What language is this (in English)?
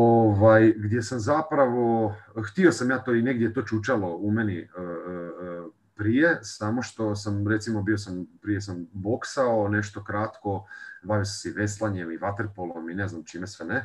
Croatian